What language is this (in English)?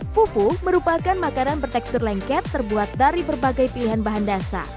Indonesian